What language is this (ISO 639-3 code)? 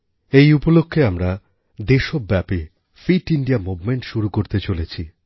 ben